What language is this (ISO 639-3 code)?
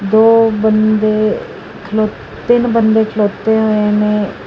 pan